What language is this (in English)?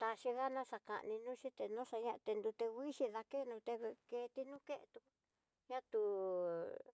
Tidaá Mixtec